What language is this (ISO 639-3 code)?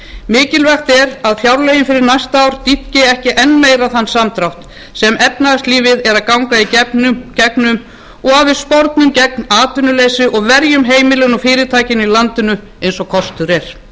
isl